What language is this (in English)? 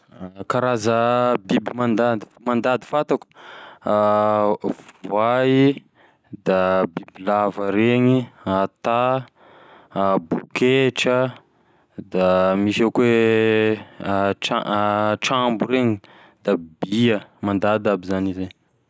Tesaka Malagasy